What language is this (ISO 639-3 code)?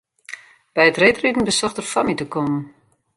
fry